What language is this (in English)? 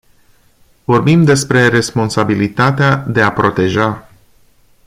Romanian